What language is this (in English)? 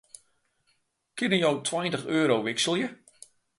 Western Frisian